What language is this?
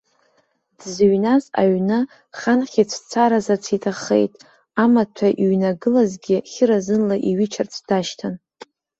Abkhazian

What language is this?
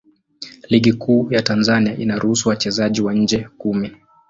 Swahili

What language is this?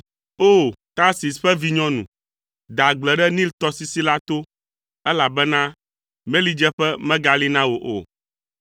Ewe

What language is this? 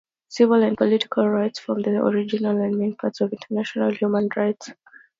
English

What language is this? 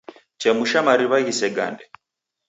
Taita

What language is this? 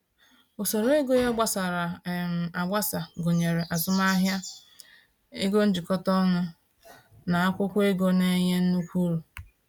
Igbo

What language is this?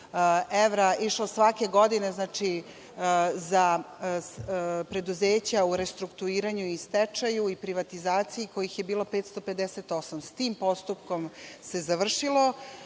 Serbian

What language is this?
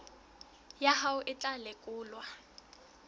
Southern Sotho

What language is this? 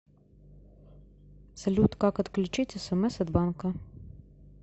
Russian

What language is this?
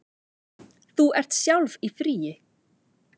Icelandic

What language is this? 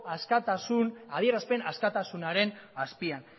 Basque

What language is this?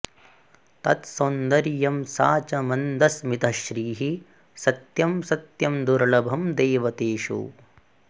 Sanskrit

